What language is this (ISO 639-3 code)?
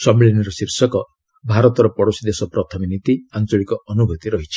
ori